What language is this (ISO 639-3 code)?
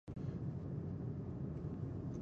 pus